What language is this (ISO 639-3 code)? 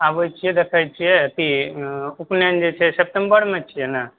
mai